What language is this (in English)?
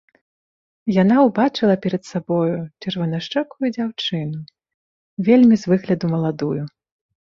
Belarusian